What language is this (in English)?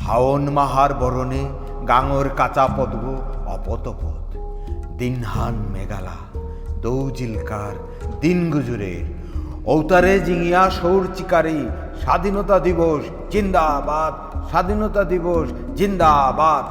Bangla